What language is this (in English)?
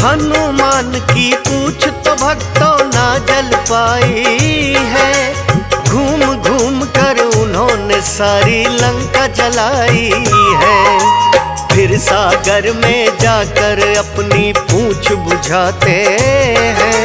Hindi